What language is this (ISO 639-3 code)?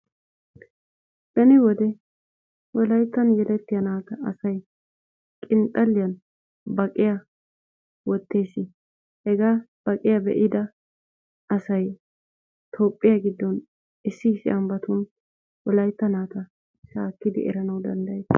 wal